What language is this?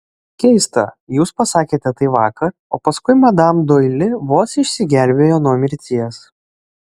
Lithuanian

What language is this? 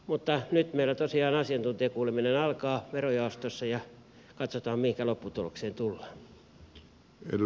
Finnish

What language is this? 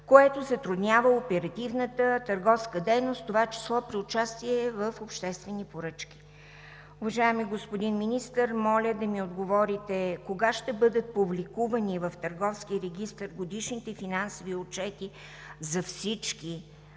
Bulgarian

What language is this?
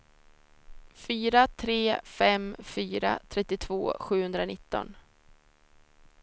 Swedish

